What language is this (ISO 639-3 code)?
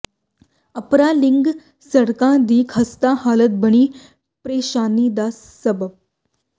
pan